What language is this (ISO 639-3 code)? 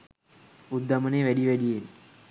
sin